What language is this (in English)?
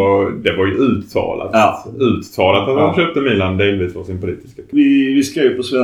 Swedish